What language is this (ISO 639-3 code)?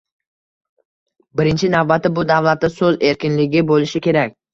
uzb